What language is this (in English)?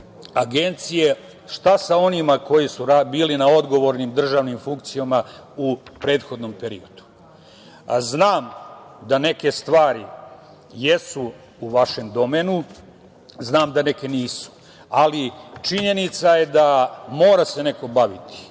Serbian